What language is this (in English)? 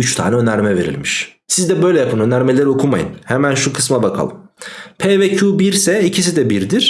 Turkish